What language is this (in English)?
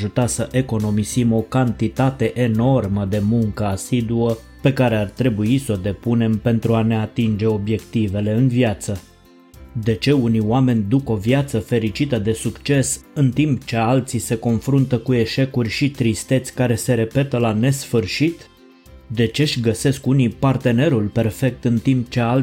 Romanian